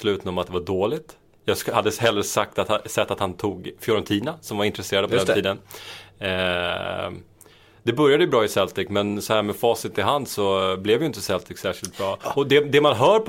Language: Swedish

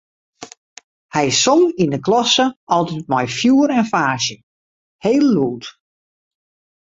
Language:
Western Frisian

